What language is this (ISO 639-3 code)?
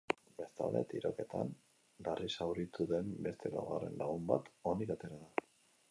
eus